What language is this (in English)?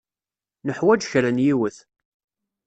Kabyle